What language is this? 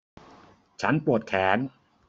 Thai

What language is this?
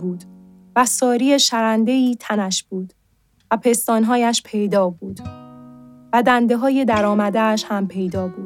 Persian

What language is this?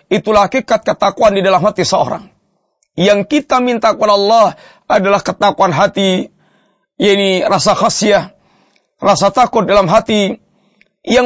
Malay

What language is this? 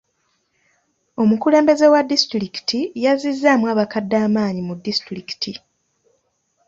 Ganda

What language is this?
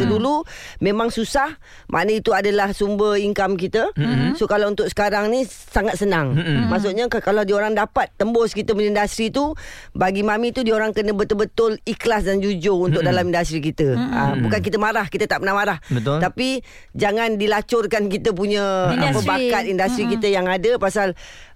Malay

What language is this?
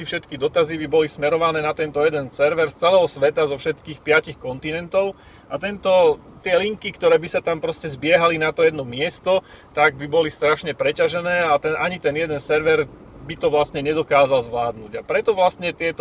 Slovak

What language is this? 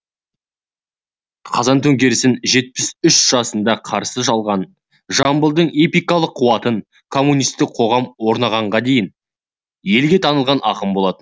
Kazakh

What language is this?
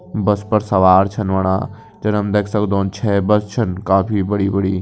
Kumaoni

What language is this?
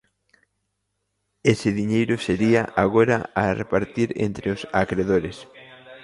Galician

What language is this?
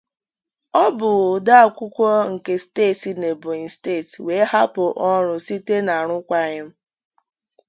Igbo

